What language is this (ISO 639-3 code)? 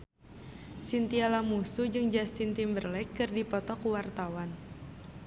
sun